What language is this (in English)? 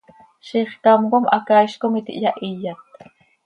Seri